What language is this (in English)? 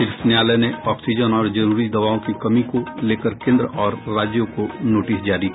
Hindi